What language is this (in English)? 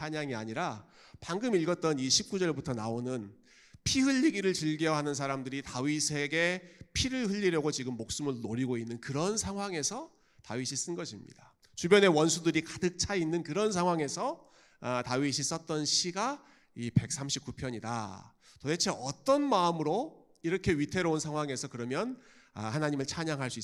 Korean